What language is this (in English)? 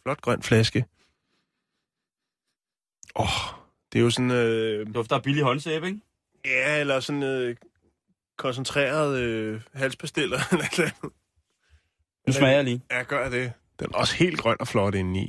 Danish